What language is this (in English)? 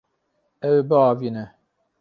Kurdish